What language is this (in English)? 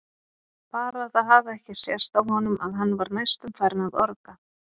Icelandic